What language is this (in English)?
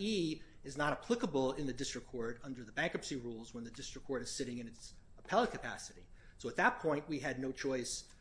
English